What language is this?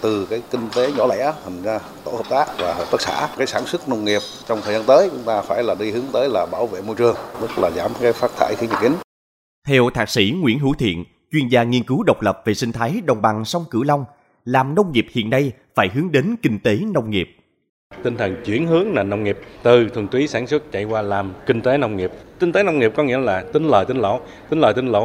Vietnamese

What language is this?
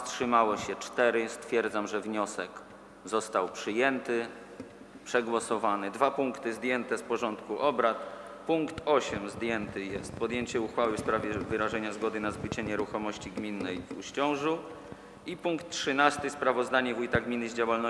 Polish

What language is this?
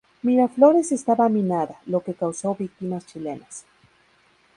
Spanish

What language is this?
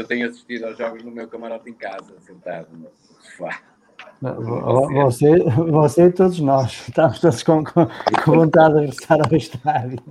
Portuguese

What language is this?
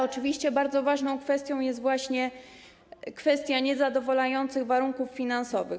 Polish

